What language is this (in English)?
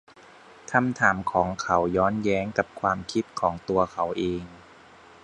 Thai